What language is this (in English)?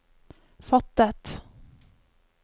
Norwegian